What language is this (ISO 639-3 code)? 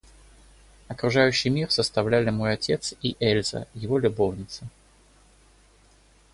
rus